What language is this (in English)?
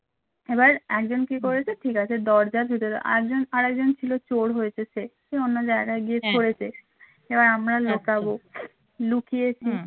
Bangla